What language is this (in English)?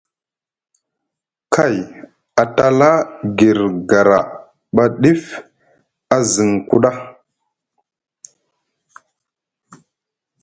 Musgu